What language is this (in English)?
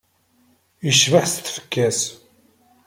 Kabyle